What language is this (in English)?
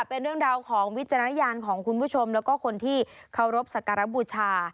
Thai